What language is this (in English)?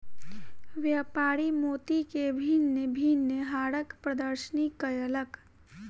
Maithili